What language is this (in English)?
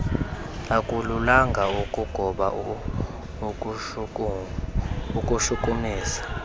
Xhosa